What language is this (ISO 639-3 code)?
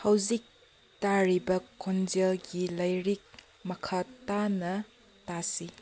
mni